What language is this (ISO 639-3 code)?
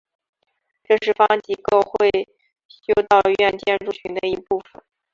zho